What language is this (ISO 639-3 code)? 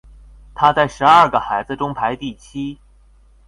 zho